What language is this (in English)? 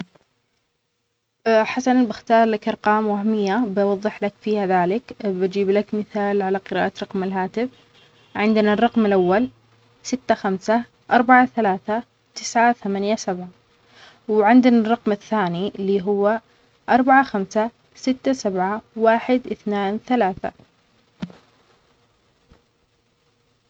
Omani Arabic